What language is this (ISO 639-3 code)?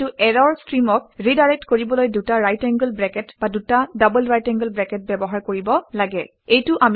asm